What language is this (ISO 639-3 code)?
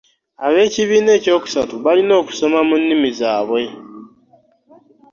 lug